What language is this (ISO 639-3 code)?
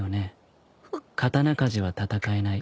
jpn